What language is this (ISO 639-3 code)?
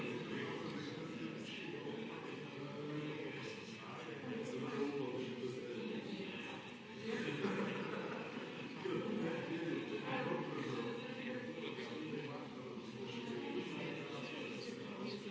slv